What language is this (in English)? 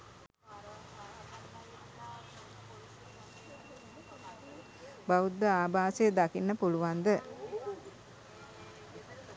Sinhala